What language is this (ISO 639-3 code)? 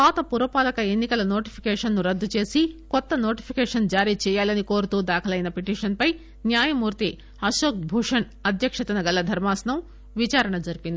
tel